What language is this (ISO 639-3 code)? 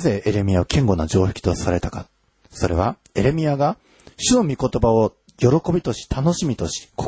jpn